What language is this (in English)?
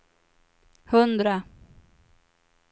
Swedish